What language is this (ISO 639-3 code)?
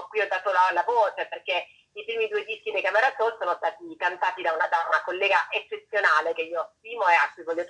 ita